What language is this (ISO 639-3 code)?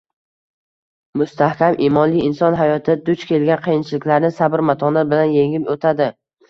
uzb